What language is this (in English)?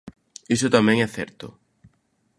Galician